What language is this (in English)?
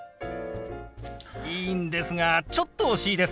Japanese